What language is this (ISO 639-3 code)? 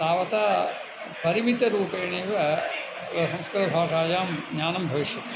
san